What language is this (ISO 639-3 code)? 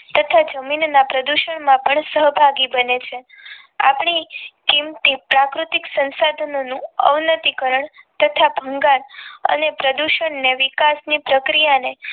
guj